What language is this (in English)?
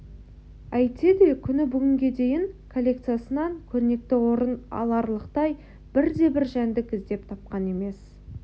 Kazakh